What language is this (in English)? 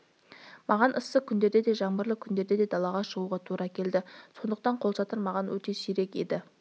Kazakh